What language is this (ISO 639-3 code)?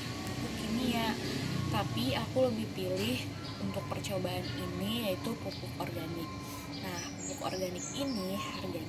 ind